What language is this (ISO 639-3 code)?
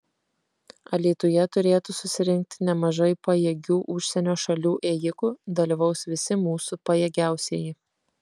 lit